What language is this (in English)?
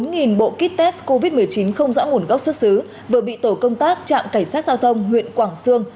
Vietnamese